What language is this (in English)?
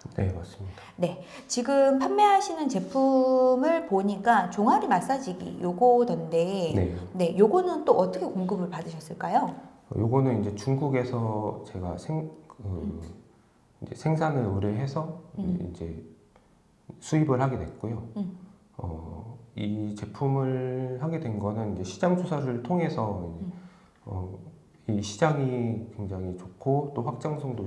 Korean